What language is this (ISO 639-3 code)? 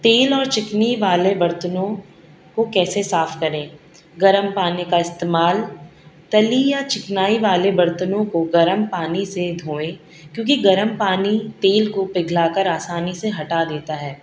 urd